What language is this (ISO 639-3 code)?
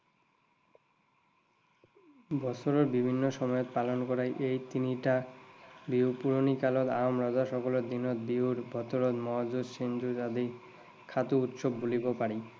asm